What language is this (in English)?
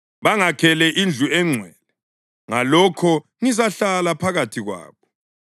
North Ndebele